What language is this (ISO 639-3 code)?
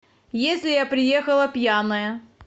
rus